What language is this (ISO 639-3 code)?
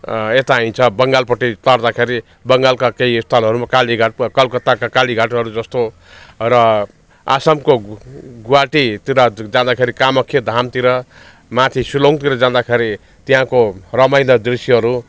nep